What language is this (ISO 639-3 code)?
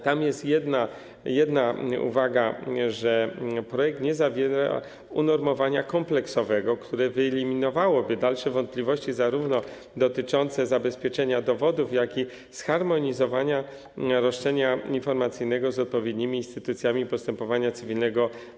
pol